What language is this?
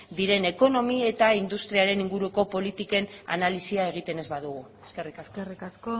Basque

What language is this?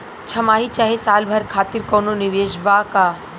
Bhojpuri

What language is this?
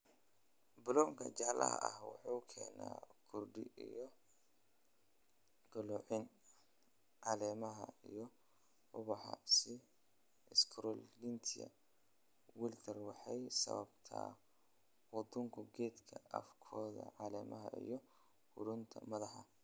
Somali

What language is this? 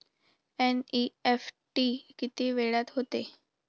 Marathi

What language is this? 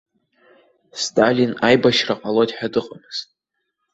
Abkhazian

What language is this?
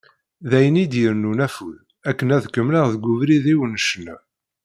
Kabyle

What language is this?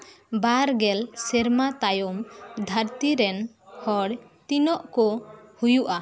Santali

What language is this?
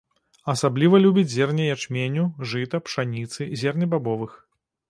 Belarusian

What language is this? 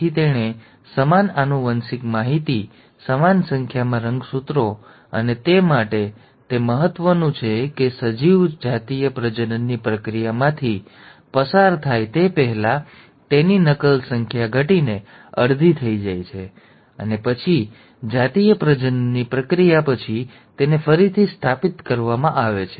Gujarati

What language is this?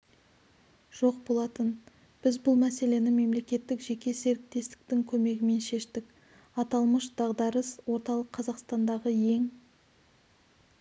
Kazakh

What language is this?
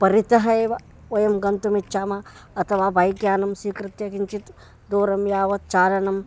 Sanskrit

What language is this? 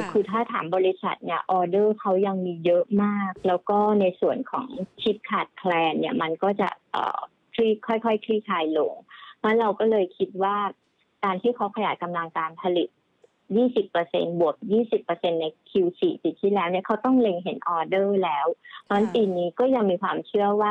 Thai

